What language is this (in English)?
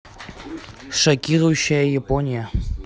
Russian